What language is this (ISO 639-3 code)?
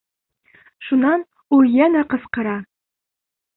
bak